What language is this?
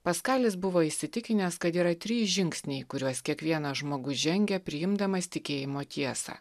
Lithuanian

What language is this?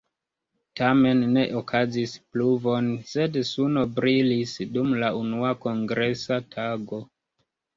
Esperanto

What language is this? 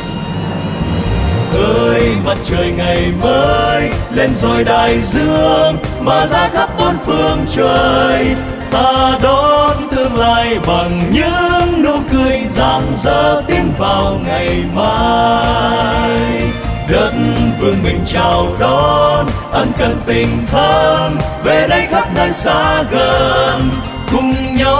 Vietnamese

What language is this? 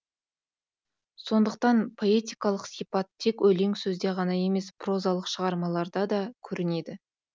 Kazakh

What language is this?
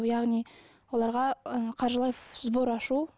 Kazakh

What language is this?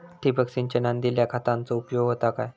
Marathi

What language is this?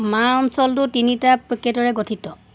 Assamese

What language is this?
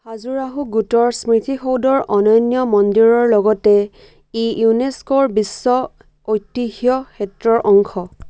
Assamese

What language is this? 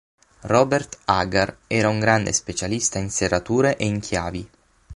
Italian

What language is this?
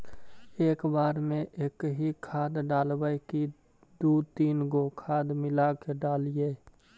Magahi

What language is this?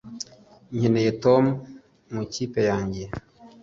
Kinyarwanda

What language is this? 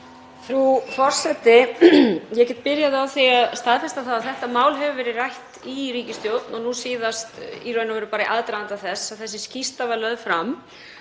Icelandic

